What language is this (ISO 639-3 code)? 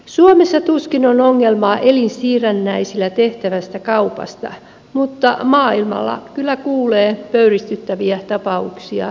fin